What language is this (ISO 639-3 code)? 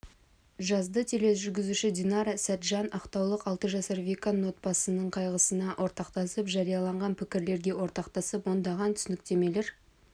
kaz